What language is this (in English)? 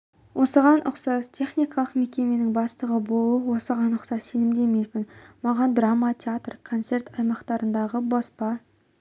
Kazakh